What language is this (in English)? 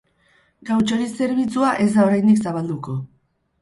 Basque